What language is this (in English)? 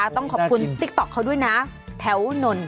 Thai